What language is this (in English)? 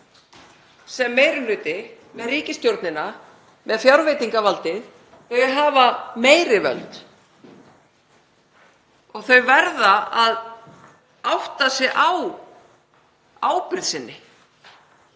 Icelandic